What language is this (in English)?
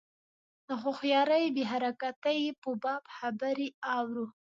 Pashto